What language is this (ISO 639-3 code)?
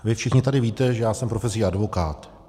ces